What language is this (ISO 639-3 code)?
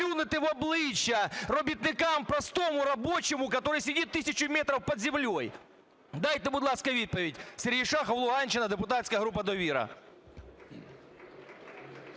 ukr